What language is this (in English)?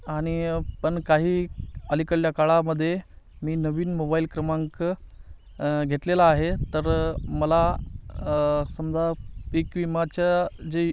Marathi